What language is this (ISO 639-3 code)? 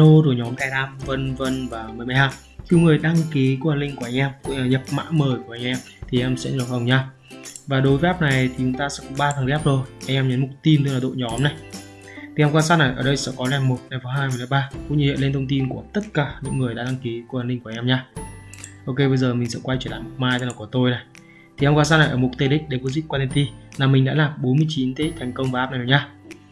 vie